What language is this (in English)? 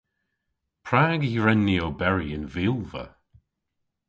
Cornish